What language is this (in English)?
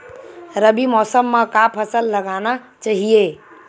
Chhattisgarhi